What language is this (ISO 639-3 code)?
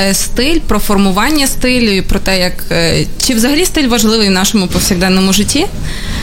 ukr